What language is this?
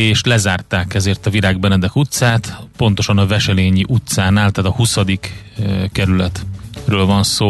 Hungarian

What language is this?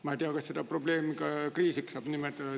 Estonian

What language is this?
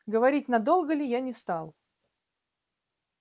Russian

